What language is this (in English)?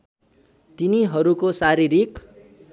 Nepali